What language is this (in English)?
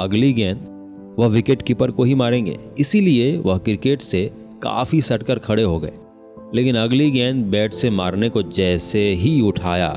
Hindi